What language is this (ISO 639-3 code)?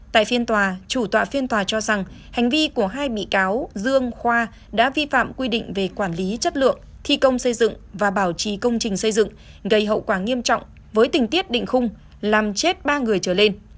vie